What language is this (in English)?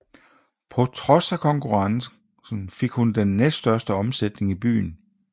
Danish